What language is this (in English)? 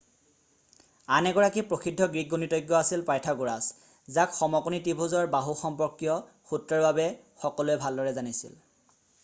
Assamese